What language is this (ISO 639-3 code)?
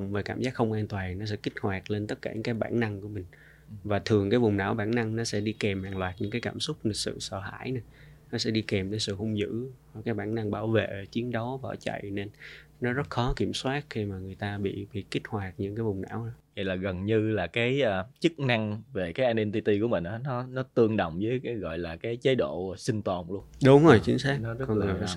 vie